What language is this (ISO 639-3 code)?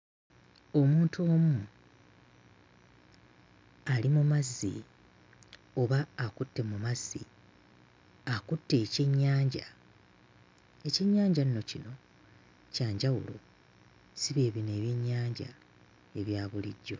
lug